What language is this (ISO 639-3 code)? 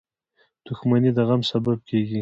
pus